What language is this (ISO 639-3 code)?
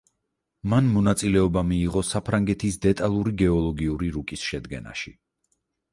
kat